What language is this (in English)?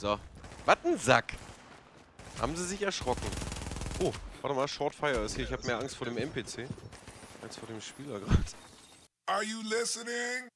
German